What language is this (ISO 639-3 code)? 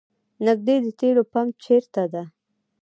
pus